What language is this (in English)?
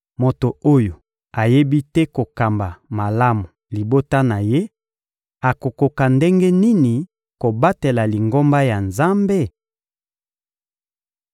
Lingala